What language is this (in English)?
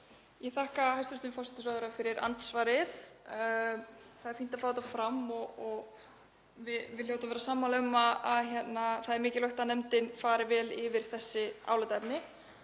Icelandic